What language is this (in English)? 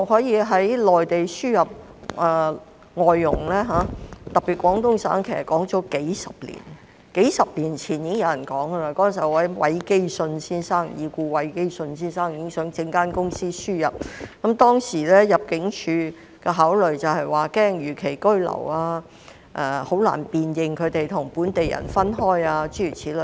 Cantonese